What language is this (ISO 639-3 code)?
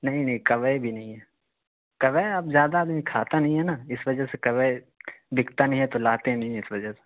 urd